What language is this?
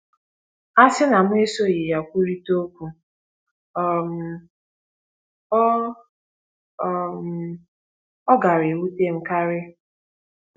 Igbo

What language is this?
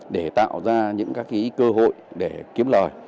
Vietnamese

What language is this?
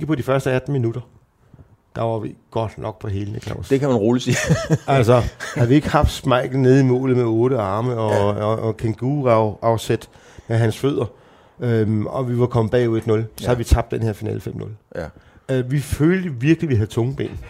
Danish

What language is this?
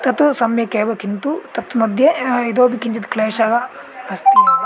Sanskrit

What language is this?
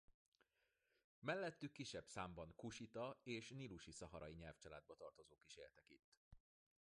Hungarian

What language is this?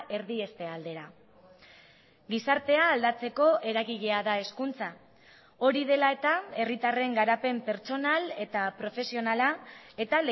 Basque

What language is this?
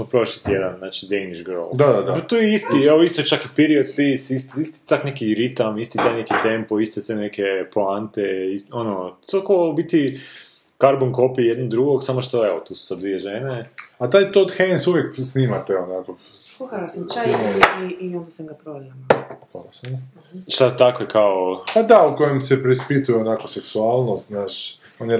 Croatian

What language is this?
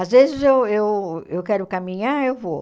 Portuguese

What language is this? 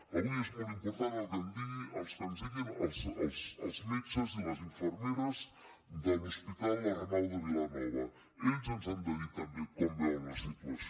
Catalan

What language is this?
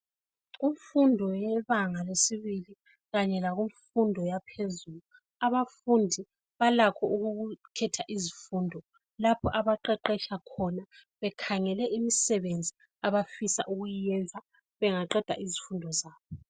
North Ndebele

